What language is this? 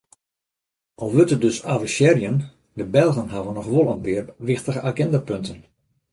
Western Frisian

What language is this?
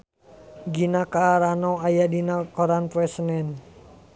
Sundanese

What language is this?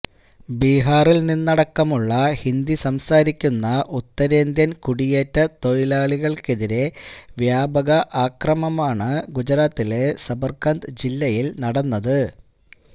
Malayalam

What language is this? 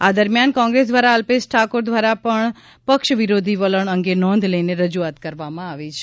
Gujarati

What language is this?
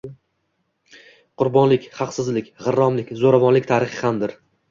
Uzbek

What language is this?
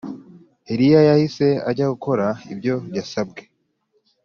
Kinyarwanda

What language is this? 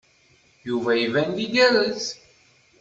Kabyle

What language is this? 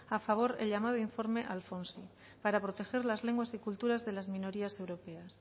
Spanish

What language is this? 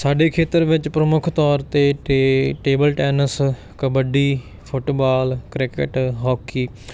Punjabi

